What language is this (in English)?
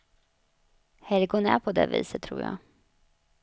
Swedish